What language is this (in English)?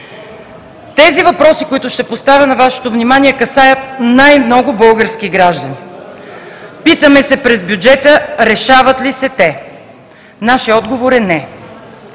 Bulgarian